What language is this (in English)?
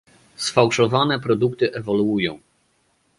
Polish